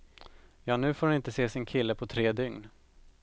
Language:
Swedish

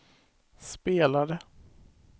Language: Swedish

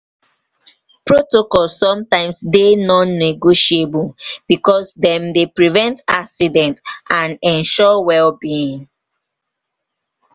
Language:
Nigerian Pidgin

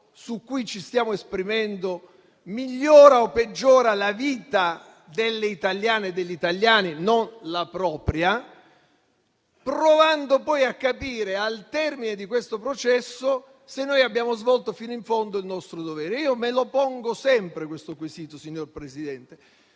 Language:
Italian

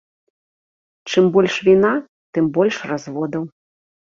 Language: Belarusian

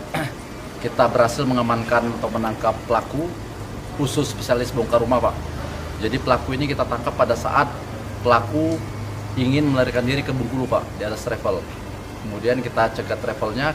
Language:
Indonesian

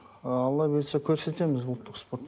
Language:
Kazakh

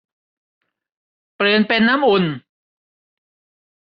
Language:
Thai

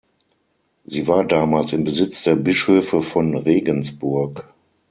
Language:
German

